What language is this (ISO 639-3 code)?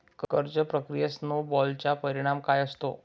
mar